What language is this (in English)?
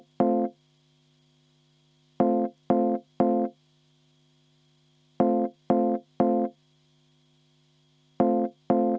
Estonian